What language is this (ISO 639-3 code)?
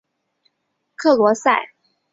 zho